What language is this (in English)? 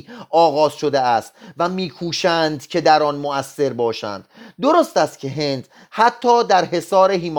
Persian